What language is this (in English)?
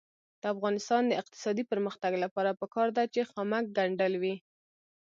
Pashto